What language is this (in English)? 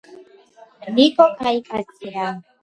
Georgian